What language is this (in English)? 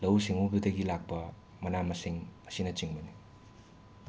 Manipuri